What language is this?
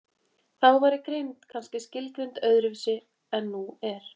Icelandic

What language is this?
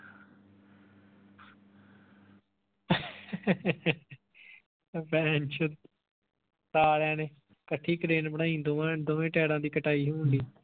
Punjabi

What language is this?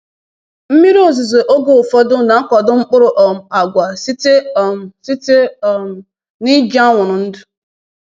Igbo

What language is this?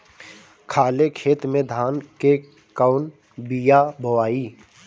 Bhojpuri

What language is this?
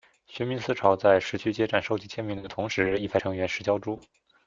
Chinese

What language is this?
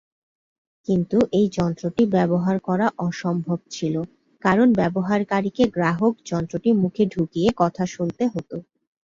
Bangla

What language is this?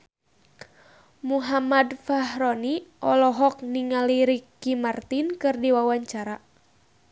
Sundanese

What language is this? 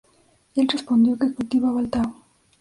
Spanish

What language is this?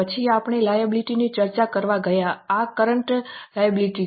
Gujarati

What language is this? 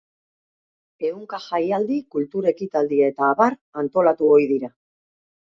Basque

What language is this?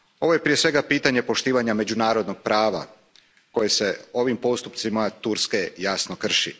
Croatian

